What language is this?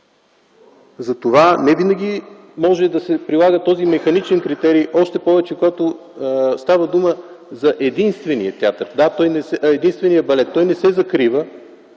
Bulgarian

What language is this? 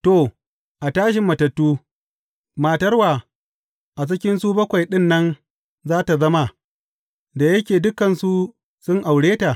Hausa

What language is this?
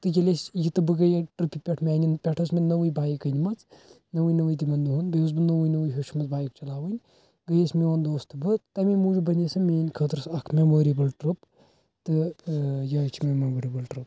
Kashmiri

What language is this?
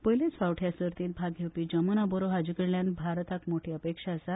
Konkani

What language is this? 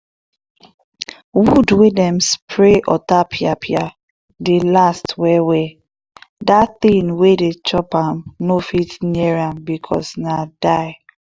Nigerian Pidgin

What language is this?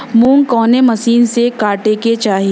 Bhojpuri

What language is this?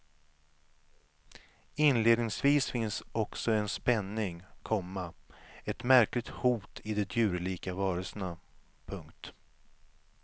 Swedish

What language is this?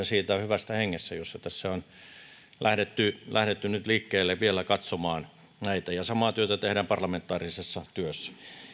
Finnish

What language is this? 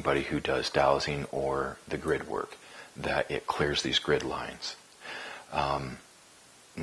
English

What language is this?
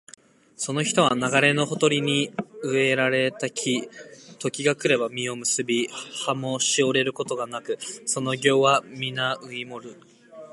Japanese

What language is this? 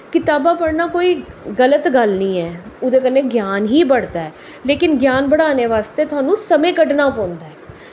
Dogri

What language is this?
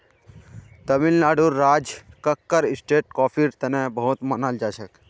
Magahi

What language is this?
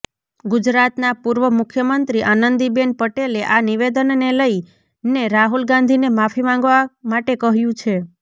Gujarati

